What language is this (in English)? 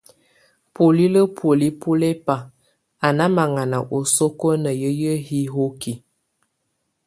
Tunen